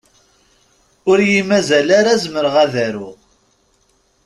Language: Kabyle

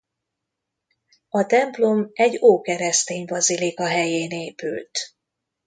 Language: Hungarian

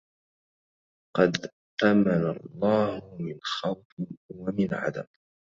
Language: Arabic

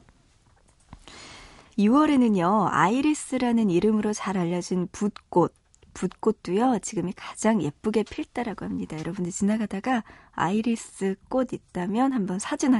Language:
Korean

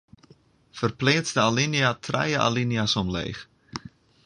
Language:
Western Frisian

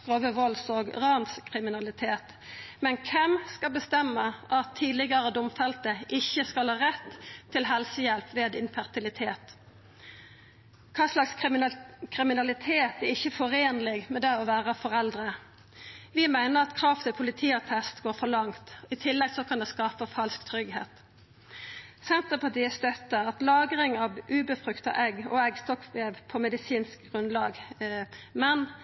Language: Norwegian Nynorsk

